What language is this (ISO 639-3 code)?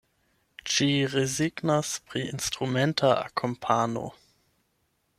epo